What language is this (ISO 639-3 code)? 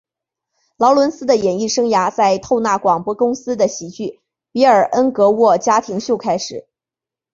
zho